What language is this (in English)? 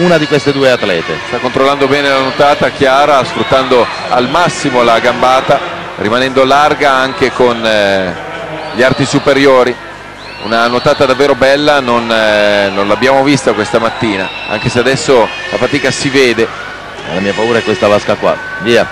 Italian